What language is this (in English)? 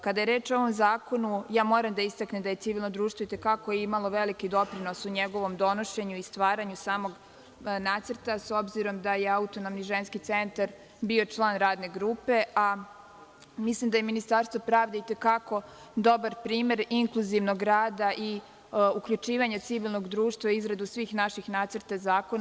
Serbian